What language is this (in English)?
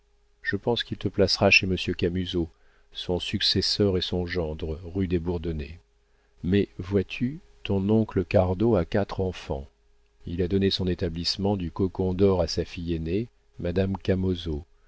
French